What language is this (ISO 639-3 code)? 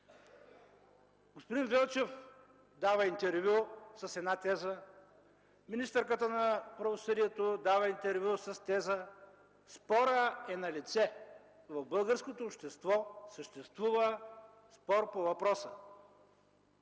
bul